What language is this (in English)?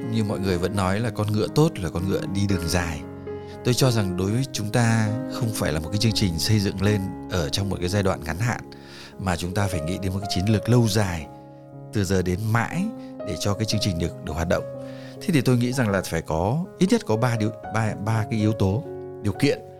Vietnamese